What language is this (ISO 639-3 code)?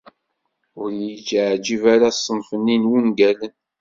kab